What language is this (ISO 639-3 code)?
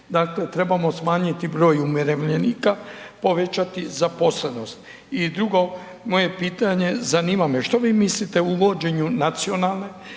hrv